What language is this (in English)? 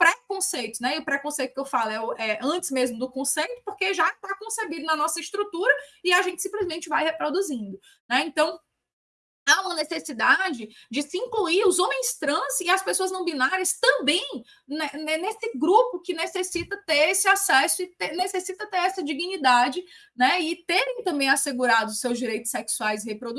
Portuguese